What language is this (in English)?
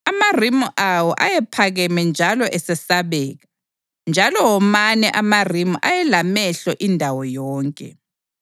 North Ndebele